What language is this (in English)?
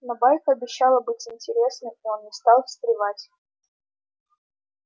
Russian